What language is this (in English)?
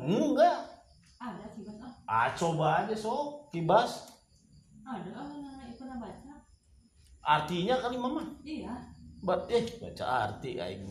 Indonesian